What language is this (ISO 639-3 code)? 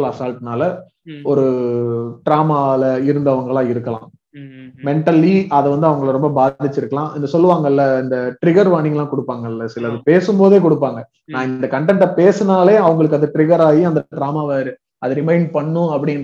tam